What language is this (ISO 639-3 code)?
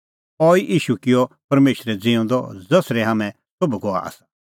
kfx